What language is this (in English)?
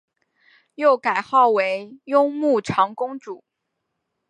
Chinese